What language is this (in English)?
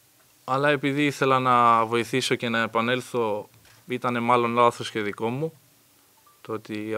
Greek